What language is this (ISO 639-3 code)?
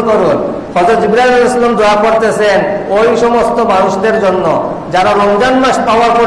ind